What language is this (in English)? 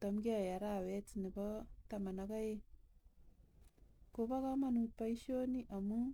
Kalenjin